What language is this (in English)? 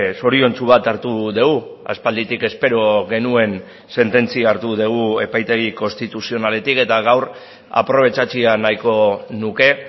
Basque